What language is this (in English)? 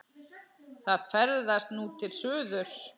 Icelandic